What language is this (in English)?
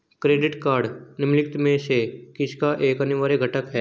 Hindi